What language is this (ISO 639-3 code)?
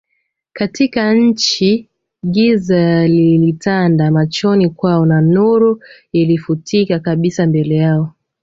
swa